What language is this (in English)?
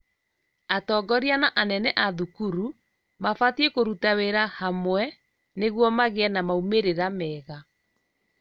Kikuyu